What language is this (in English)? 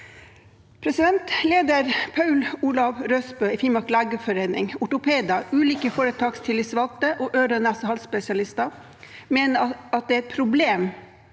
Norwegian